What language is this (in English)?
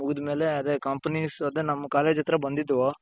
Kannada